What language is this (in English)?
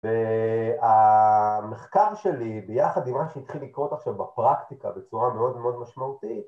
Hebrew